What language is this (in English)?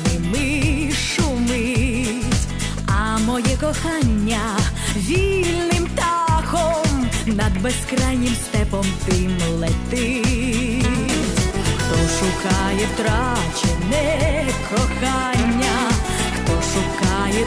Ukrainian